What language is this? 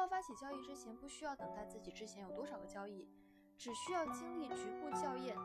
Chinese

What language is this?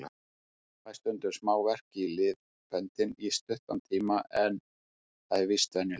Icelandic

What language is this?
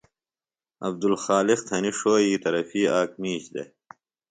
Phalura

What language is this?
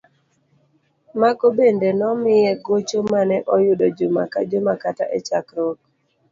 Luo (Kenya and Tanzania)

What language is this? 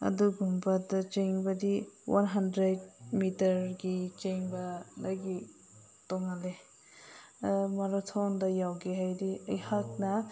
Manipuri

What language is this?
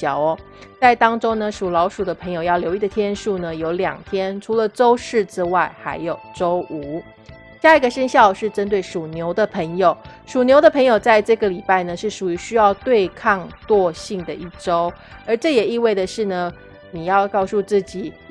Chinese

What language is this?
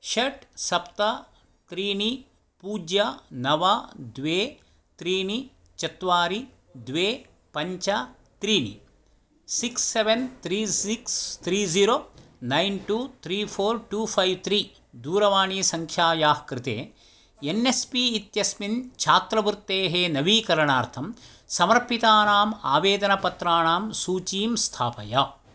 Sanskrit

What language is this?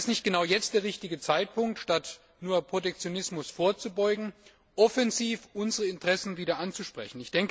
German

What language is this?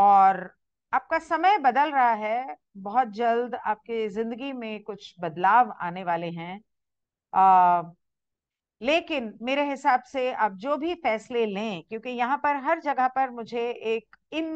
Hindi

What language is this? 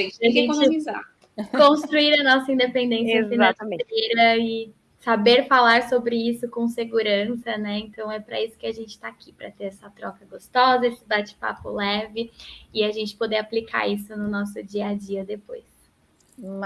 Portuguese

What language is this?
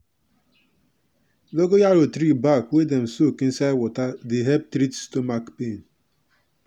Nigerian Pidgin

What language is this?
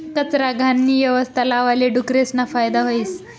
Marathi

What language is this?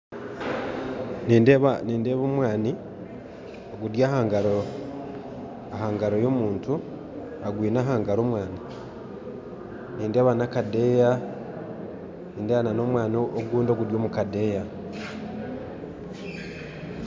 Nyankole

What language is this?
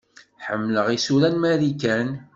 Kabyle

